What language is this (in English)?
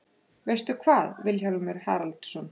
Icelandic